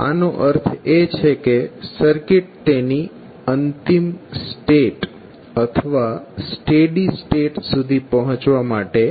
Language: Gujarati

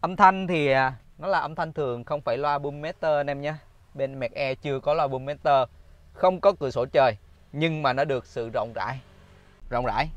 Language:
Vietnamese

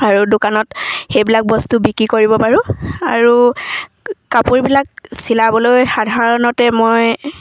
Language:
Assamese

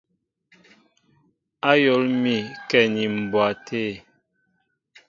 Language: Mbo (Cameroon)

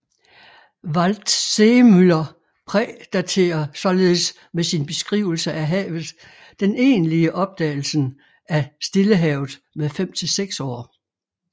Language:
Danish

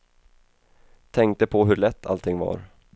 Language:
Swedish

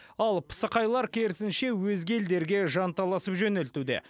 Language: Kazakh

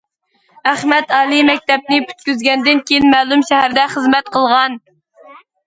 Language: Uyghur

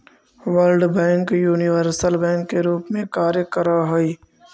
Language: Magahi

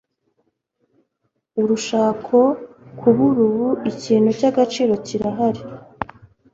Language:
Kinyarwanda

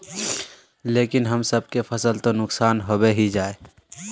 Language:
Magahi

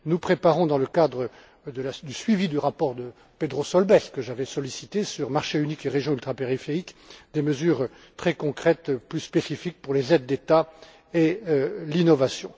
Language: French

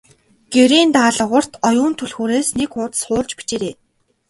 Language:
Mongolian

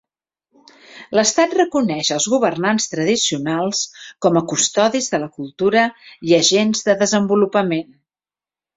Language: Catalan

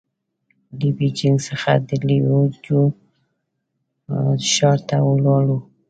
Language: Pashto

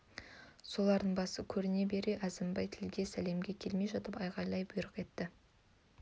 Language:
Kazakh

